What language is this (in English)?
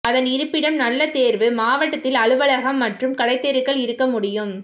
Tamil